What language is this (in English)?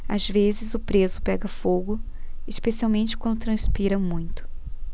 Portuguese